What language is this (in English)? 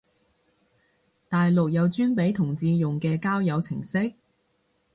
Cantonese